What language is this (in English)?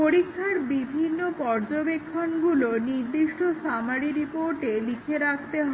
Bangla